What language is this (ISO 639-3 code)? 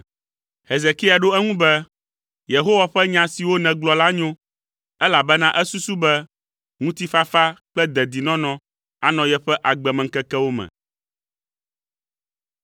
ewe